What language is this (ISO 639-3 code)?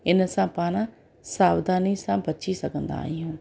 snd